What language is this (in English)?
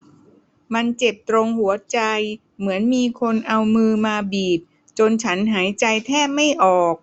Thai